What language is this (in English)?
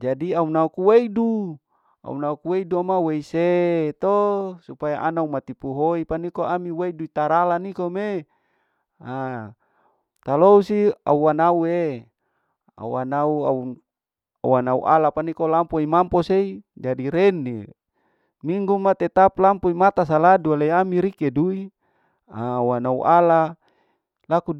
Larike-Wakasihu